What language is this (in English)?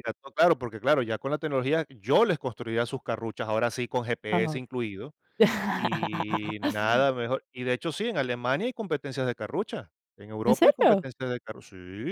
Spanish